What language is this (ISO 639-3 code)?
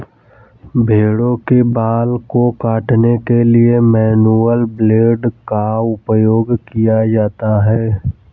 hin